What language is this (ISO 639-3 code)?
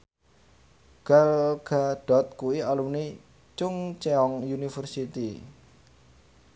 jav